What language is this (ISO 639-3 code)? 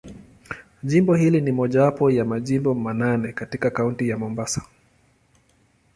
swa